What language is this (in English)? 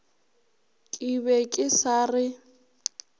Northern Sotho